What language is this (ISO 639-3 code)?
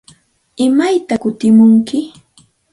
qxt